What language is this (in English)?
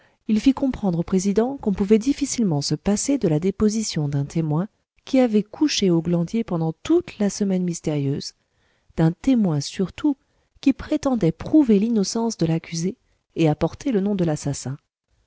French